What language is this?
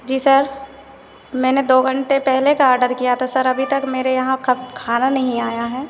Hindi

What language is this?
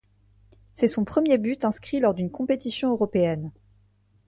French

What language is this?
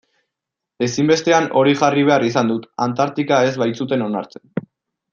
Basque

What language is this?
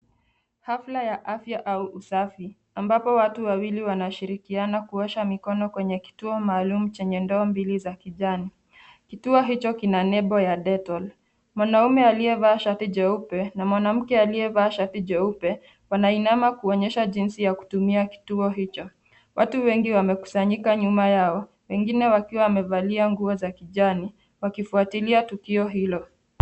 Swahili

